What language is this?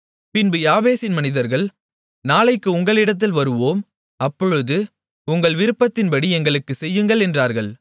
Tamil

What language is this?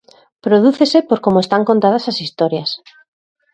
Galician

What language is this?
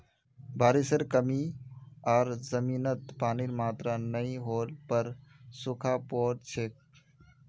Magahi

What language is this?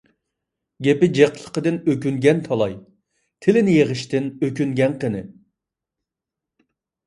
Uyghur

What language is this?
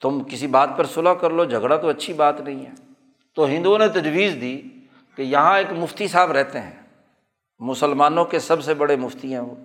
Urdu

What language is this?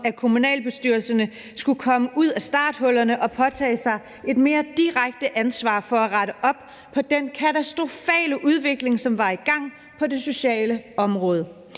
Danish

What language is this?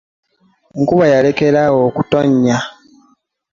Ganda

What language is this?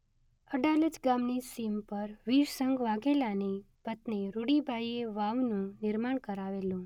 Gujarati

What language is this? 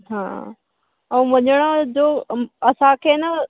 Sindhi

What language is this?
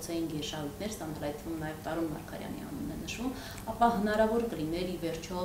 Romanian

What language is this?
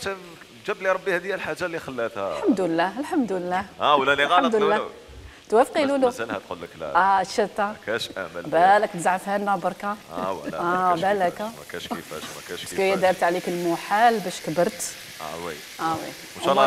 Arabic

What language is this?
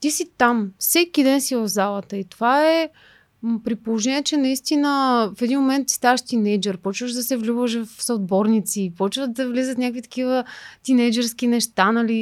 Bulgarian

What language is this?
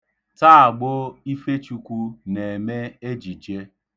Igbo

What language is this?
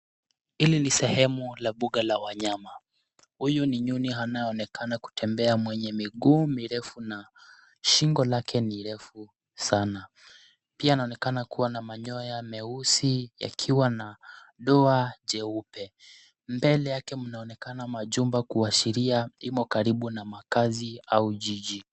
Swahili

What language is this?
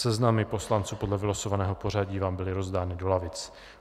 Czech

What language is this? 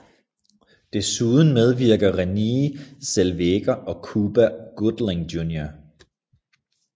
Danish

